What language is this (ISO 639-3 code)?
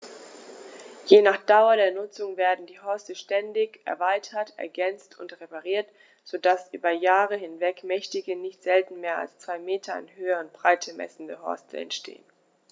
deu